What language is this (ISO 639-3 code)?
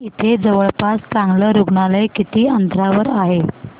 mar